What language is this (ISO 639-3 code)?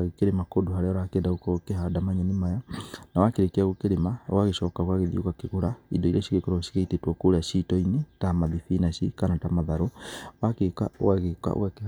kik